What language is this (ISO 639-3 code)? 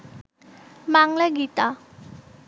ben